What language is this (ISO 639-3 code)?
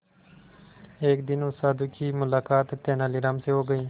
hin